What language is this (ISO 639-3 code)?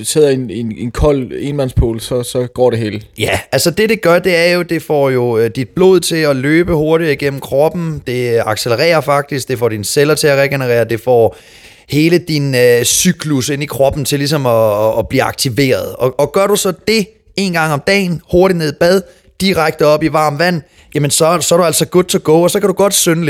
dan